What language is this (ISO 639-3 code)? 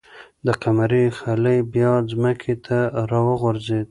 pus